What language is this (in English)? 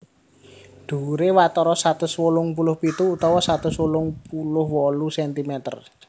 Javanese